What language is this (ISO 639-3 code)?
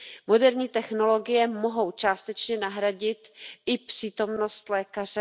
ces